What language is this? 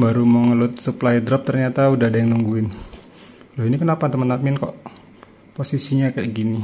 Indonesian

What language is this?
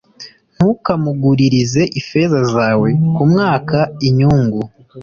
Kinyarwanda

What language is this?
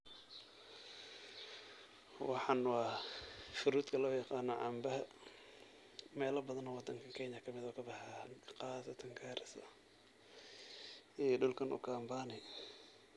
Somali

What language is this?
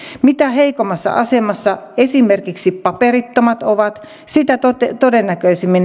Finnish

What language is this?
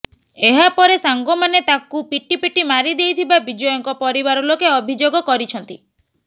Odia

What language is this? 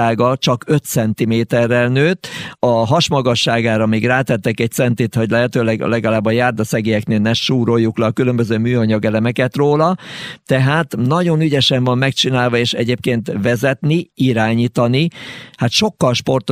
Hungarian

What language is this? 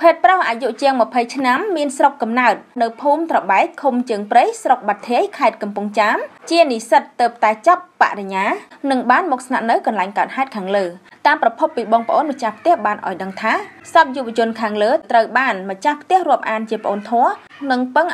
Vietnamese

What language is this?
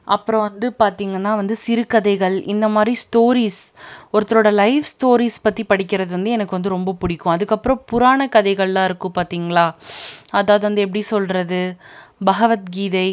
Tamil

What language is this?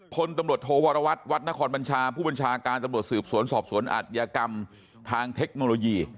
Thai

